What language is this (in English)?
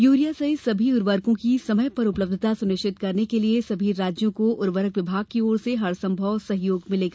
Hindi